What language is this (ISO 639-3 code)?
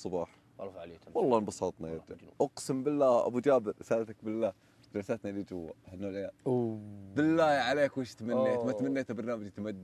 ara